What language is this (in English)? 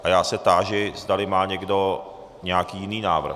Czech